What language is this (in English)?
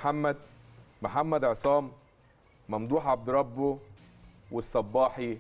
Arabic